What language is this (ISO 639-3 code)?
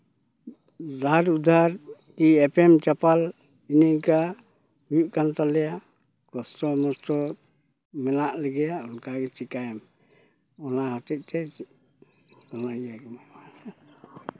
sat